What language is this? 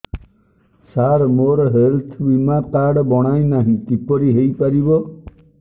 Odia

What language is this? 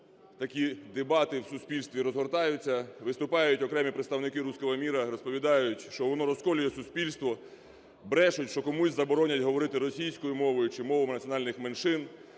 Ukrainian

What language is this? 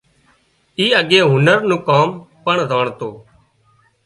Wadiyara Koli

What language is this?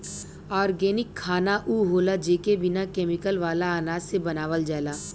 Bhojpuri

